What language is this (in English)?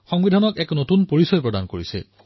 Assamese